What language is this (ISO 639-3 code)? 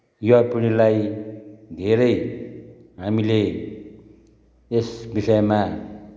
nep